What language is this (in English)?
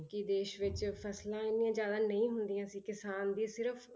Punjabi